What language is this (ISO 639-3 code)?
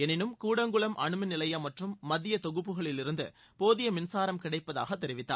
tam